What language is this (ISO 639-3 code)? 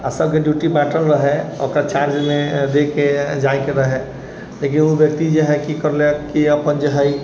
mai